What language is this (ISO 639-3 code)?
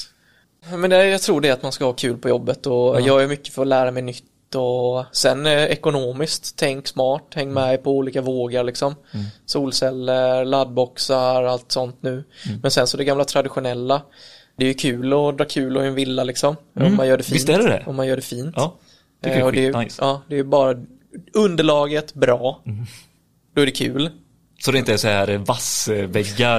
swe